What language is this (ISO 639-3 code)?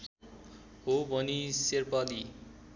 nep